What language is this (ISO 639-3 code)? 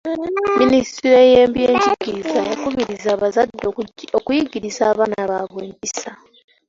lug